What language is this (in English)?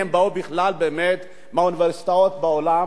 Hebrew